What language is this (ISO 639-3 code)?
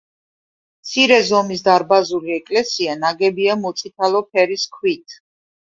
kat